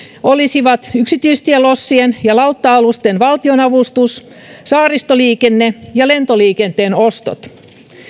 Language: Finnish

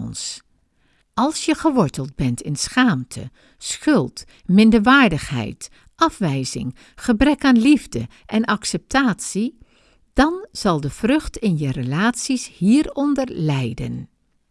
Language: Dutch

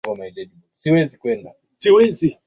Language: Swahili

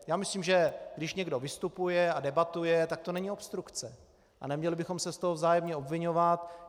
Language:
Czech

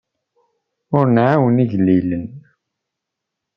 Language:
Kabyle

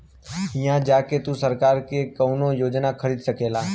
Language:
Bhojpuri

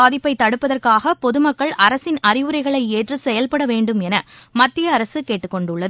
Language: Tamil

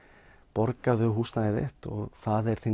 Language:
Icelandic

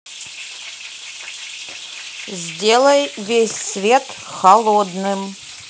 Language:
Russian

